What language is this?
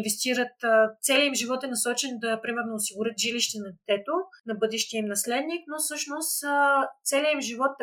Bulgarian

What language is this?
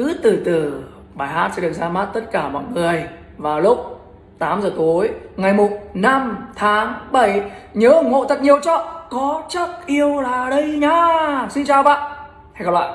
Vietnamese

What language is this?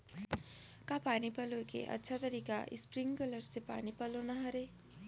Chhattisgarhi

